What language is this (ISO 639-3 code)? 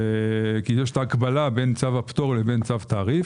heb